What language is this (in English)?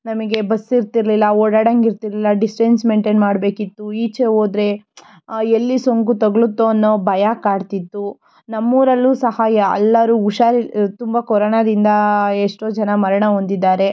Kannada